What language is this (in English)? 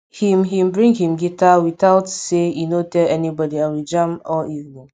Nigerian Pidgin